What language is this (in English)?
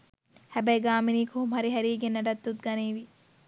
Sinhala